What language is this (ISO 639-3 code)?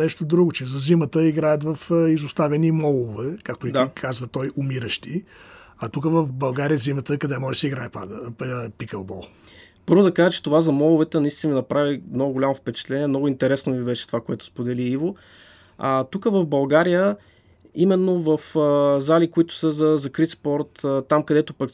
bul